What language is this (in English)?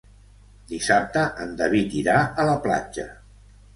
Catalan